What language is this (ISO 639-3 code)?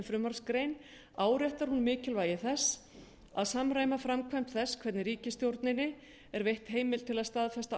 isl